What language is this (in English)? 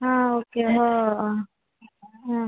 Konkani